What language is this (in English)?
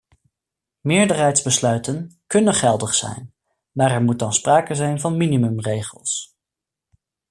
Dutch